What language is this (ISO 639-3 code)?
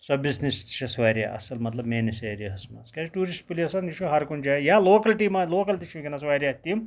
kas